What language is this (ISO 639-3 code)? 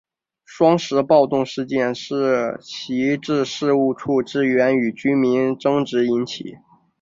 zho